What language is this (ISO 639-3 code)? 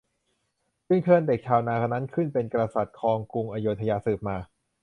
tha